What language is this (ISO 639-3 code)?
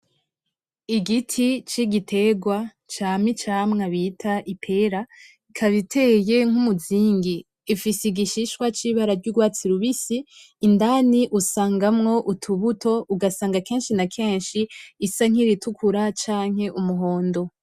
run